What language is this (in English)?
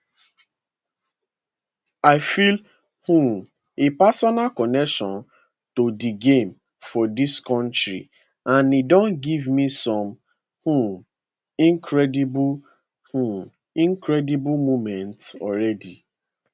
Nigerian Pidgin